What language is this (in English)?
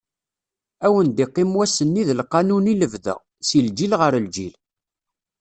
Kabyle